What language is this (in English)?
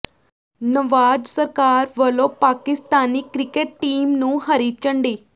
Punjabi